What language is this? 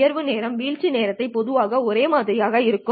Tamil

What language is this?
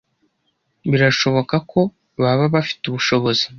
Kinyarwanda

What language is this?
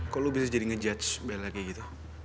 Indonesian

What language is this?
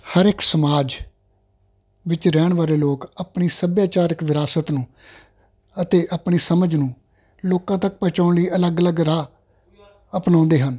Punjabi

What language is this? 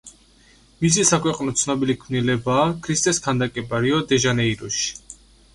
Georgian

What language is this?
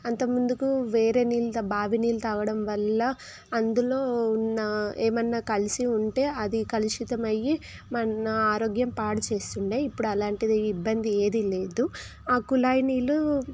Telugu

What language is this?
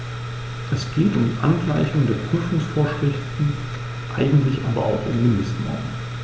German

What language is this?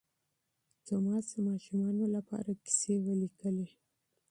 Pashto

